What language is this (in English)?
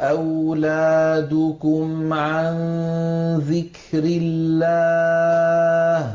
Arabic